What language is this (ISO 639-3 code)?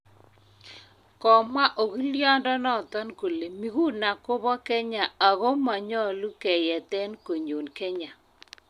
kln